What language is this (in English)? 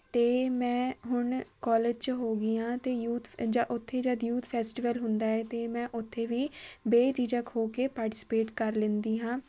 Punjabi